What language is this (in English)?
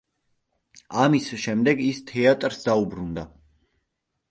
Georgian